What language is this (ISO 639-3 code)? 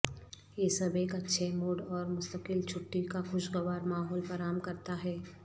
urd